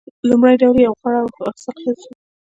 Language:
Pashto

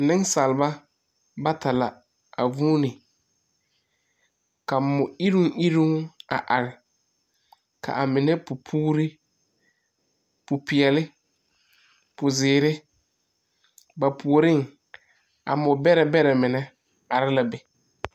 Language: Southern Dagaare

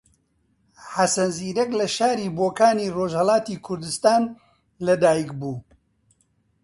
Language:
Central Kurdish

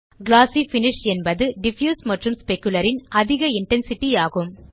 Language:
Tamil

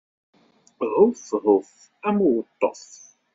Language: Kabyle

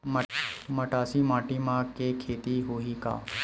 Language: Chhattisgarhi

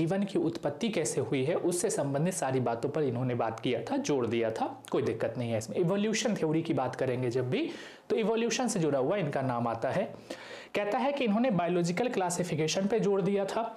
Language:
Hindi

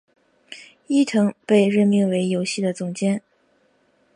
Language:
Chinese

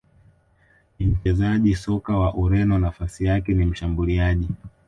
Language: Swahili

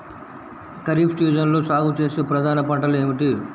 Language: Telugu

